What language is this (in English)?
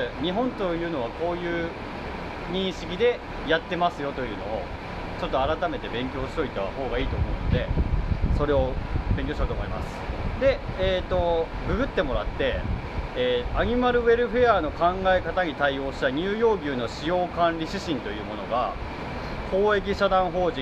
Japanese